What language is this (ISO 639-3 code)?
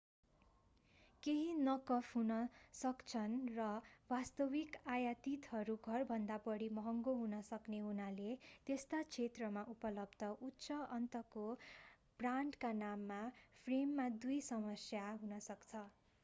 nep